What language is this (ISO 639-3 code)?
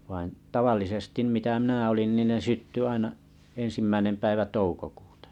fin